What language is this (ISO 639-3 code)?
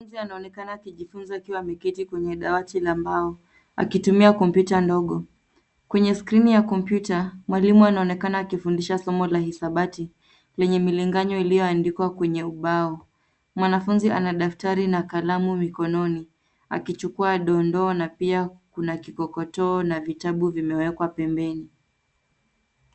swa